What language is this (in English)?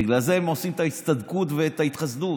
Hebrew